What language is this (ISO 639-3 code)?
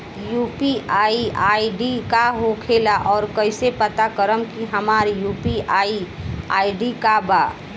bho